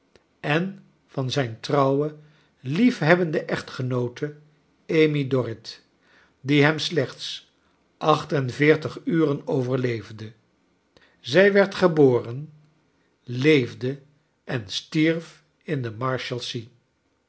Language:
Dutch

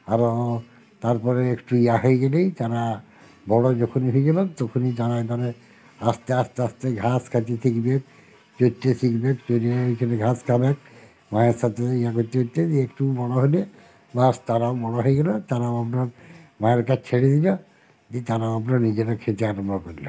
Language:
Bangla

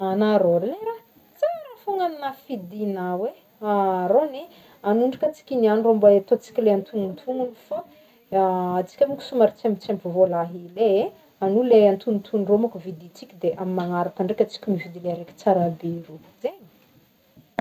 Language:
Northern Betsimisaraka Malagasy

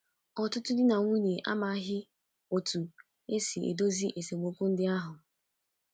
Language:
Igbo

